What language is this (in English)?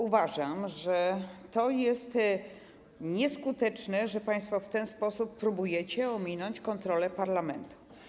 Polish